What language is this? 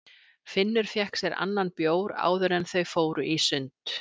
Icelandic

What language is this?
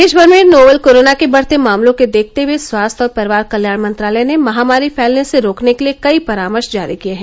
Hindi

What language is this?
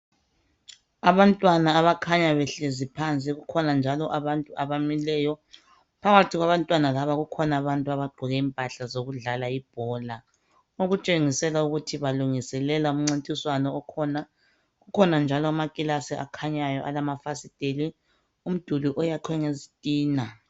North Ndebele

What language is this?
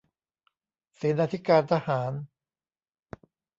Thai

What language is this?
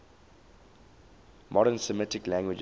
English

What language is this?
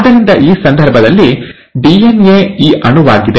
Kannada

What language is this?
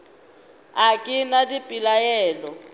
Northern Sotho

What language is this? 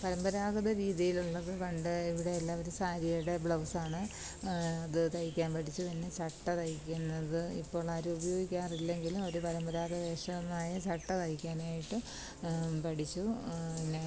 Malayalam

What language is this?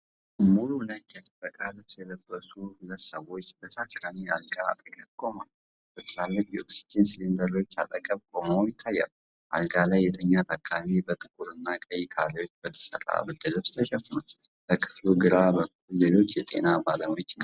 Amharic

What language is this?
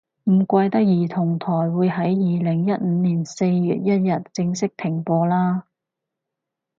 Cantonese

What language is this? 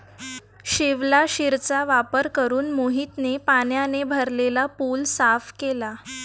Marathi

